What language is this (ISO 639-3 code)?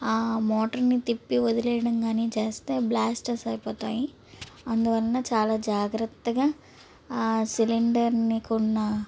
tel